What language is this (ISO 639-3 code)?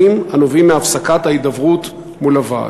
heb